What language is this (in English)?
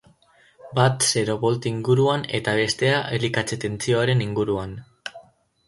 Basque